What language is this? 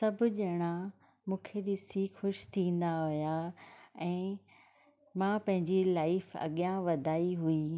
Sindhi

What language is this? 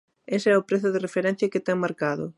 Galician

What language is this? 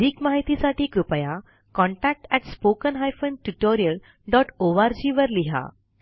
Marathi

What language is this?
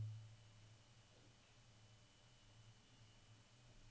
Norwegian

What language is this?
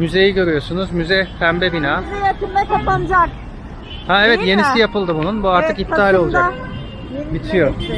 Turkish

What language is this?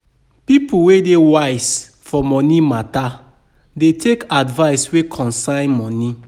Nigerian Pidgin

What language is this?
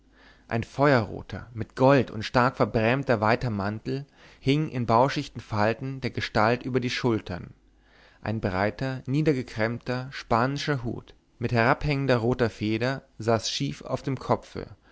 German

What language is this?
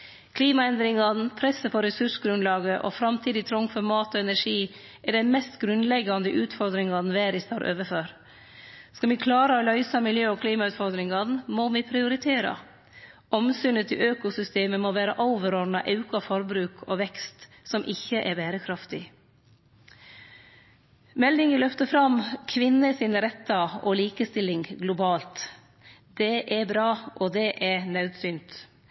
Norwegian Nynorsk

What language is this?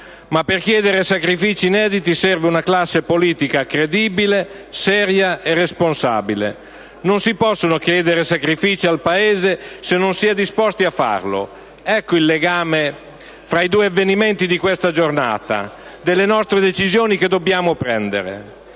Italian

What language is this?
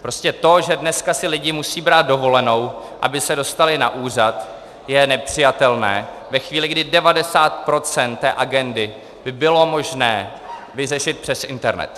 Czech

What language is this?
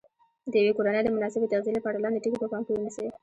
Pashto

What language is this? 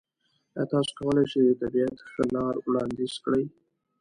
Pashto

